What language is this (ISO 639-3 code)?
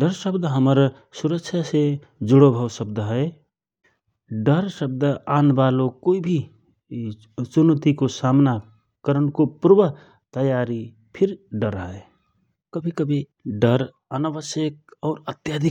thr